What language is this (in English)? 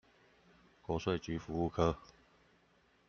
Chinese